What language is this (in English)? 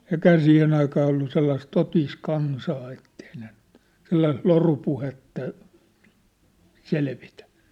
Finnish